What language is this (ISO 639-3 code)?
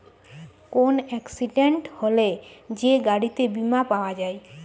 ben